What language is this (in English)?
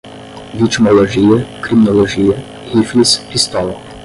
Portuguese